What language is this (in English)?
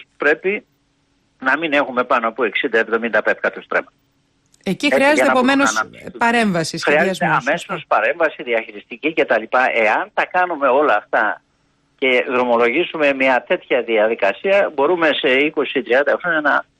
Greek